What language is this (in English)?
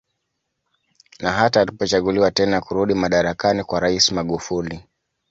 Swahili